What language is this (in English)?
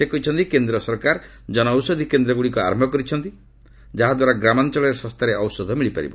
Odia